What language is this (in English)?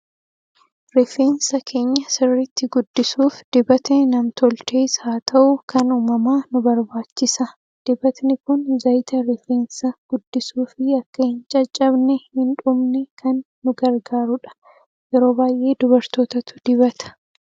Oromo